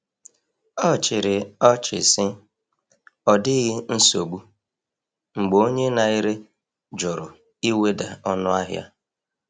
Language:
Igbo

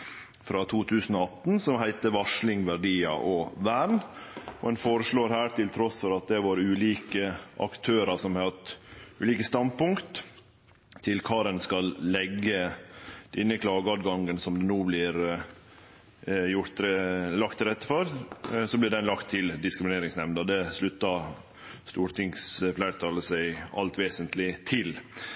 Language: Norwegian Nynorsk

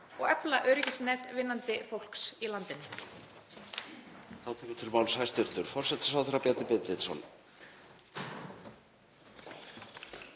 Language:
Icelandic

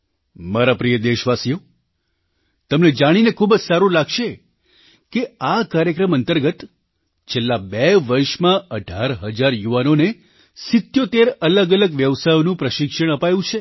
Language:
Gujarati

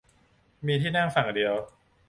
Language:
Thai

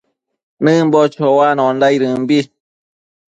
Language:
Matsés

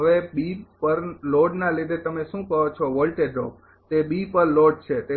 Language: Gujarati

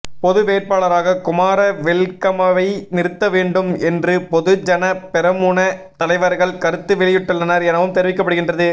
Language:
Tamil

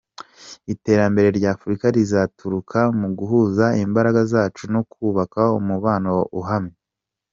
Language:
Kinyarwanda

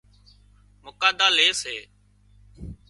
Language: Wadiyara Koli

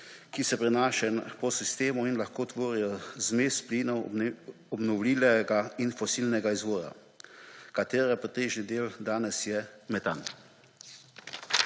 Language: Slovenian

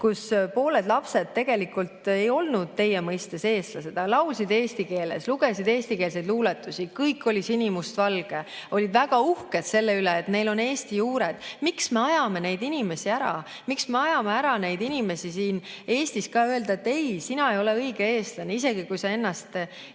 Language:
Estonian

